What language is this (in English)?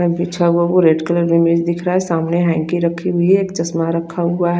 Hindi